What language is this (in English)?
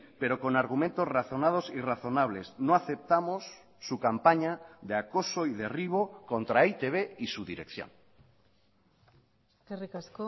Spanish